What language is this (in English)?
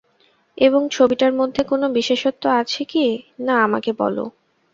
Bangla